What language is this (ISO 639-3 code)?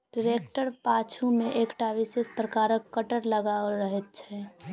mai